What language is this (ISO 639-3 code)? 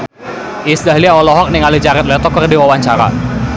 sun